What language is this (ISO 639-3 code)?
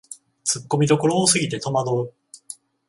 jpn